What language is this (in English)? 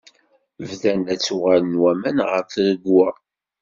Kabyle